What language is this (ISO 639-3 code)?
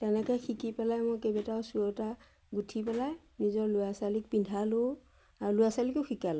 asm